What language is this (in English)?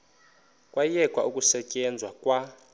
Xhosa